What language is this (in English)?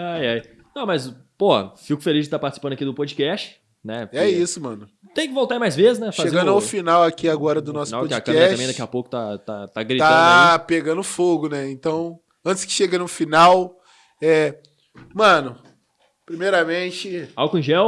Portuguese